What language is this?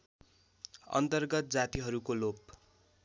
Nepali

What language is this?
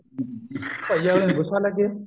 Punjabi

